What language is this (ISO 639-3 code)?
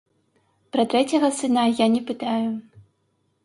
bel